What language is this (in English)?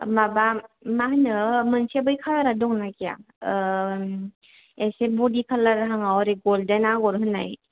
Bodo